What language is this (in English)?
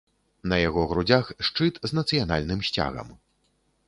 Belarusian